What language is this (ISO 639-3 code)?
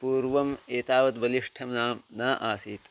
san